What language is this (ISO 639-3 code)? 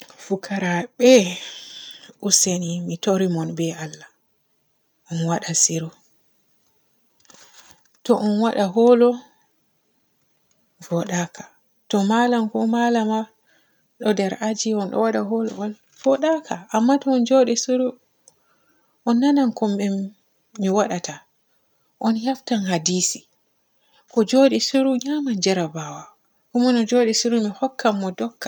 fue